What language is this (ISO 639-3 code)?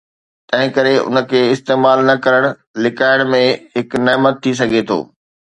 snd